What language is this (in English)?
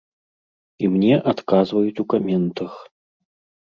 Belarusian